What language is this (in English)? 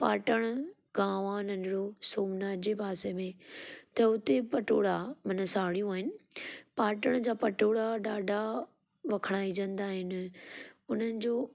Sindhi